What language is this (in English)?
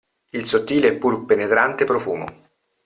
Italian